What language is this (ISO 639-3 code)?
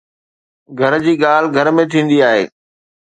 snd